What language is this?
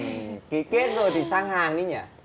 Vietnamese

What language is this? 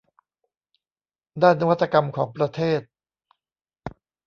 Thai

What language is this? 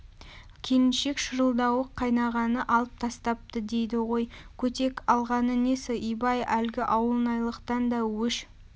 Kazakh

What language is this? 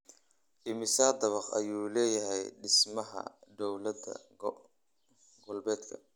Somali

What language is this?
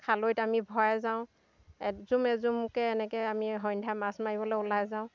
Assamese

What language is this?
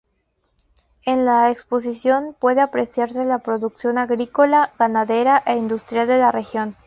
Spanish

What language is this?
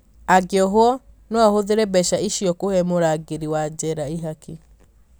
Kikuyu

